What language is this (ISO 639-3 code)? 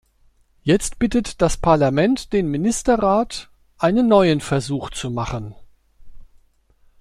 deu